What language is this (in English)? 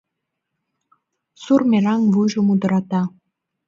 Mari